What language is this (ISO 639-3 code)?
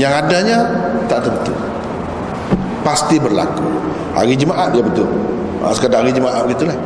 msa